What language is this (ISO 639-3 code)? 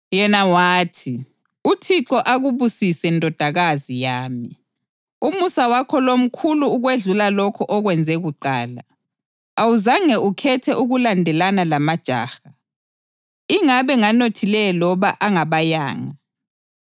nde